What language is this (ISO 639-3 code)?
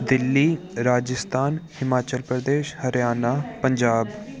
pan